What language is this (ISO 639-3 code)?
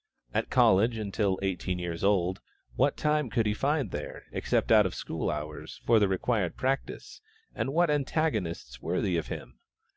eng